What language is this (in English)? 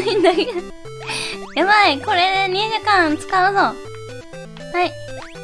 Japanese